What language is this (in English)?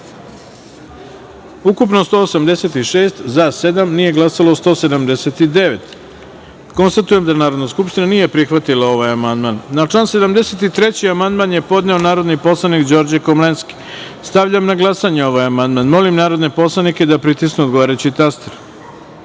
Serbian